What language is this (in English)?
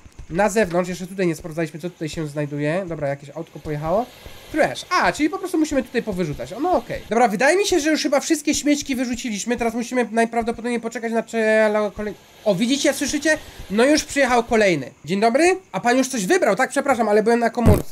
Polish